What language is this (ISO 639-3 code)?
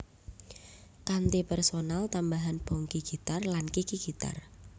jav